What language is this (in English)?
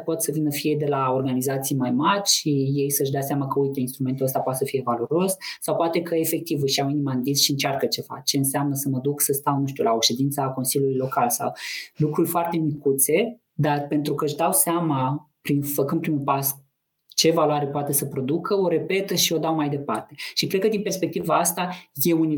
Romanian